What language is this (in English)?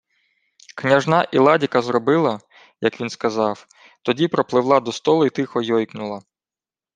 Ukrainian